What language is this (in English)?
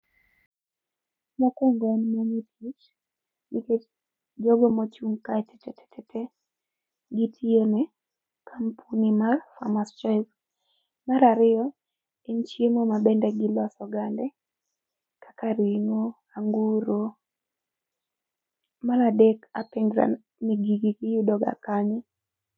Luo (Kenya and Tanzania)